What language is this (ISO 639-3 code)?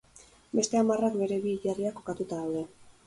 eus